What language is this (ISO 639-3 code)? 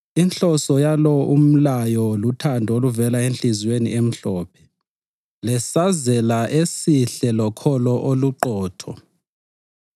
nde